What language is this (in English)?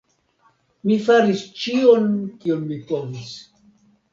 Esperanto